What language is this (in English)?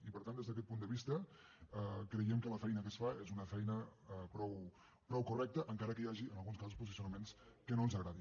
Catalan